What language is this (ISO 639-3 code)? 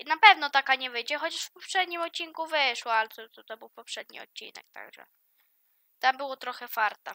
pol